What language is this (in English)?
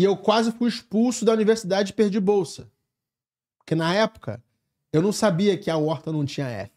Portuguese